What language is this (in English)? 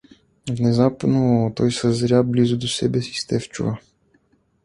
Bulgarian